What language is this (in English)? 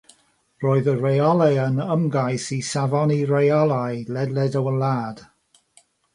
Welsh